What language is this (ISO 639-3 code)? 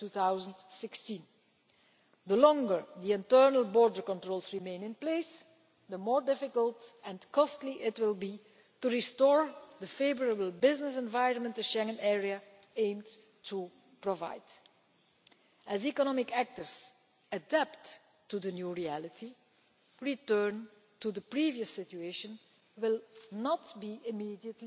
eng